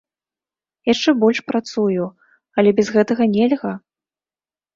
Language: Belarusian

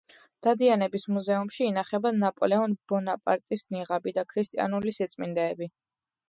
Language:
Georgian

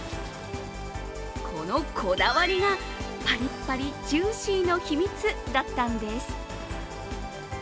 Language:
Japanese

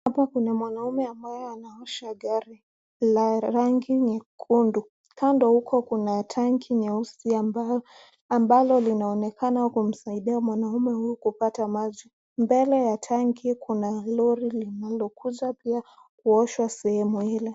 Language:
Swahili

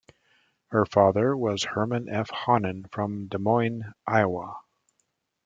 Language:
English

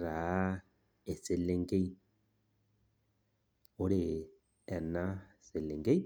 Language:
Masai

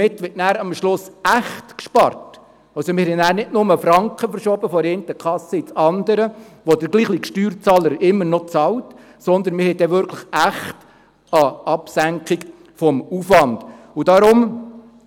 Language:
Swiss German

